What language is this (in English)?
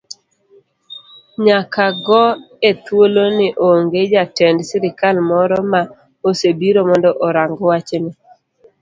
Luo (Kenya and Tanzania)